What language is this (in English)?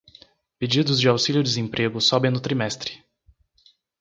Portuguese